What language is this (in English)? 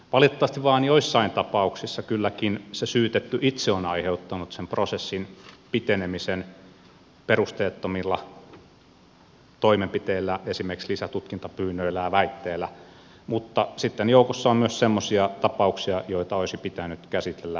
Finnish